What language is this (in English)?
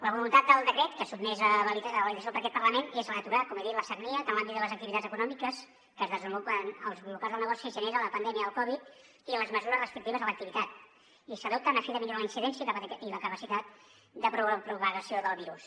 Catalan